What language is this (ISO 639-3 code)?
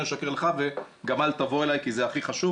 heb